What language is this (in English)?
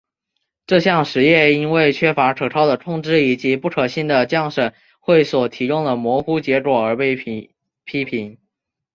Chinese